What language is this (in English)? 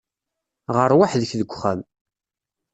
Kabyle